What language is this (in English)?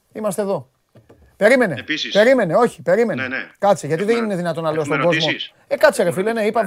Greek